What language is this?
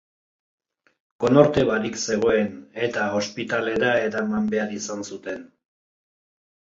Basque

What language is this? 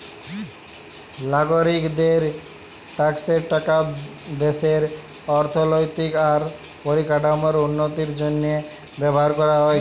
Bangla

